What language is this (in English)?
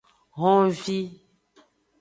Aja (Benin)